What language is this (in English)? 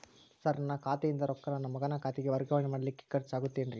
Kannada